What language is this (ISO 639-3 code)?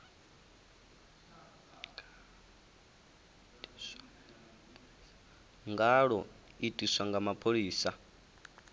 ven